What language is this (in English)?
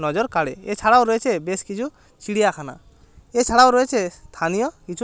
Bangla